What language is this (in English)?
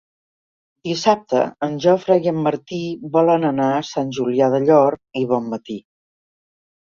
Catalan